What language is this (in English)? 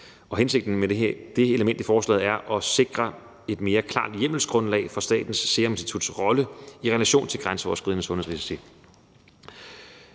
Danish